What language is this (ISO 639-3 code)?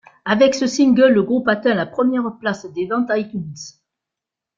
fra